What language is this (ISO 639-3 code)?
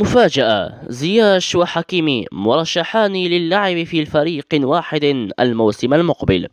ara